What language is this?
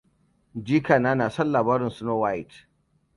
Hausa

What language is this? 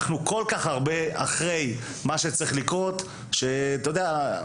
Hebrew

